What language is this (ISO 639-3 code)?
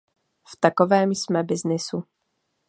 ces